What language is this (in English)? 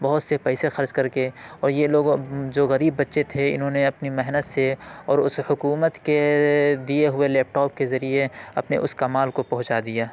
Urdu